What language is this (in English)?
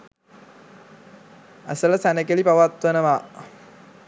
Sinhala